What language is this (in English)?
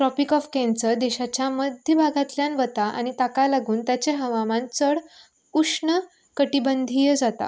Konkani